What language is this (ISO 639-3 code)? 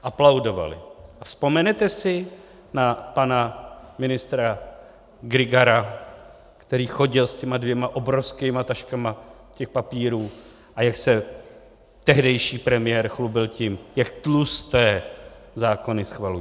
ces